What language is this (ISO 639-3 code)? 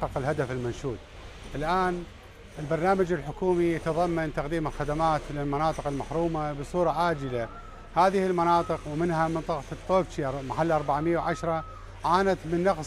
ara